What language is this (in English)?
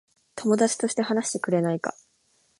Japanese